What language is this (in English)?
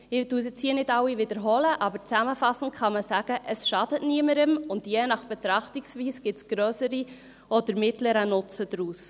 Swiss German